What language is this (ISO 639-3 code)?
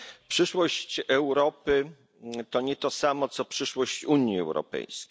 pol